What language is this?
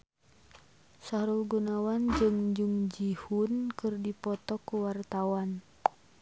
Sundanese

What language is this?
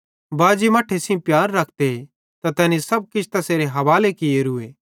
Bhadrawahi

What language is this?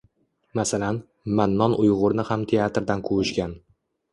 Uzbek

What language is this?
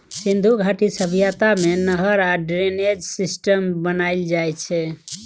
Maithili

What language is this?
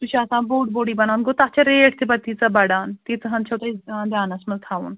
Kashmiri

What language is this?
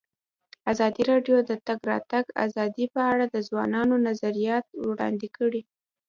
Pashto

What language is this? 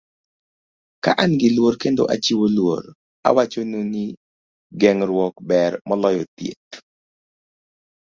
Luo (Kenya and Tanzania)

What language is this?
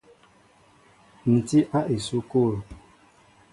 Mbo (Cameroon)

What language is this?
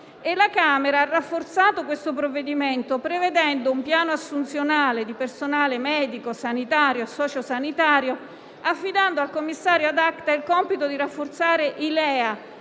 Italian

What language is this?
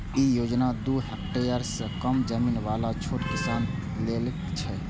Maithili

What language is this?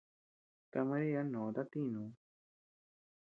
Tepeuxila Cuicatec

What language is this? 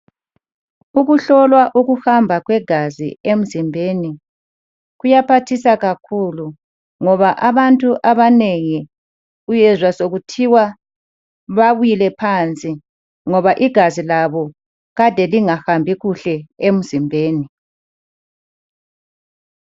North Ndebele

